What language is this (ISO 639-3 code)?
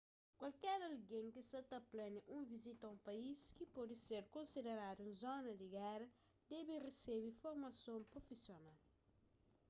kea